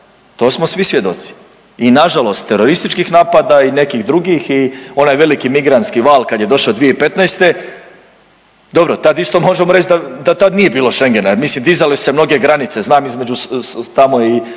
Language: Croatian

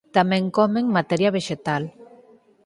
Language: Galician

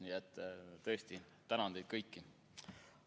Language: Estonian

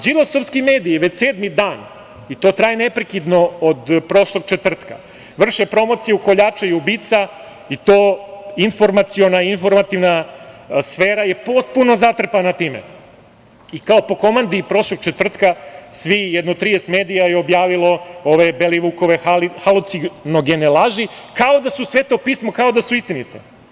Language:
Serbian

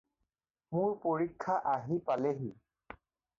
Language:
Assamese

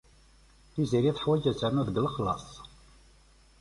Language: Kabyle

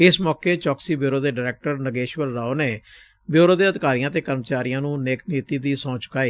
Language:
Punjabi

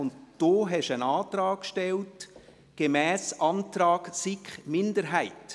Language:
Swiss German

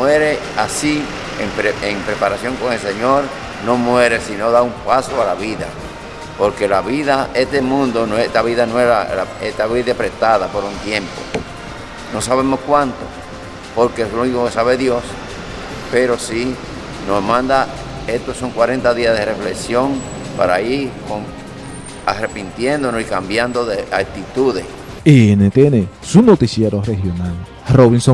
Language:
Spanish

